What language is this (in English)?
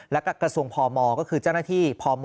Thai